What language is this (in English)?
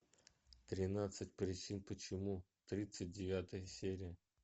Russian